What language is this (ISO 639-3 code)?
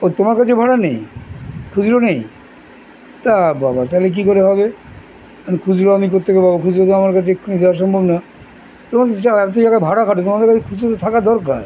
ben